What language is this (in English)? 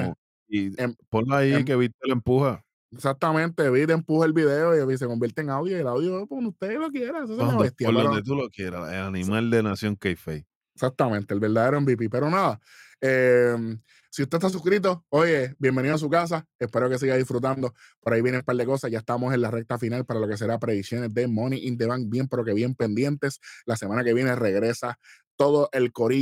Spanish